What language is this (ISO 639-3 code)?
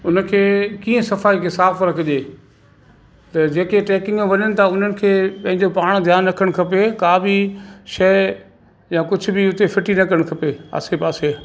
snd